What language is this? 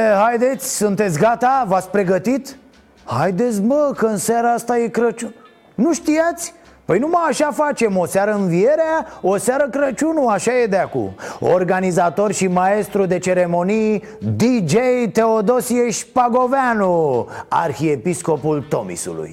Romanian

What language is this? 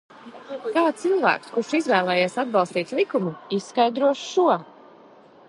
Latvian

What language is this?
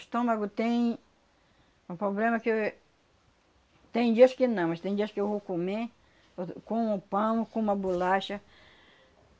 Portuguese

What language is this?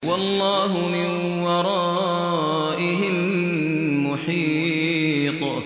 Arabic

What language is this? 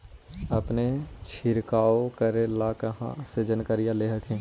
Magahi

